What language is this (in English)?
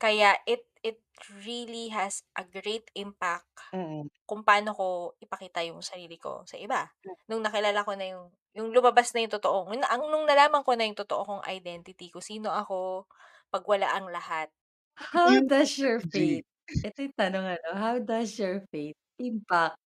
Filipino